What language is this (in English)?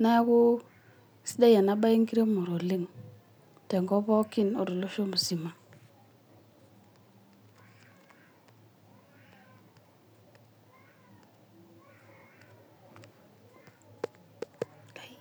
Masai